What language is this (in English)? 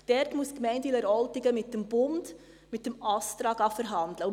Swiss German